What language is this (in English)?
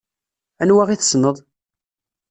Kabyle